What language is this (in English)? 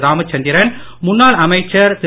Tamil